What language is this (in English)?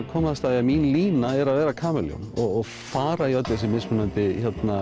Icelandic